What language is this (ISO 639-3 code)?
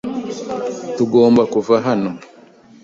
kin